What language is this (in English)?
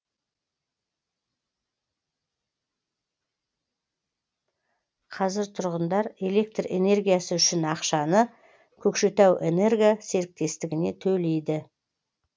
Kazakh